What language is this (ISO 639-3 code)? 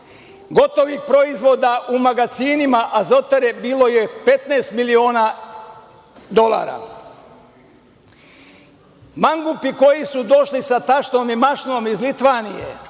srp